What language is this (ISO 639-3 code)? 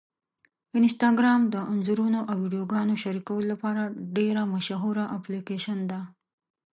pus